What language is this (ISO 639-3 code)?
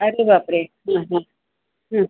mar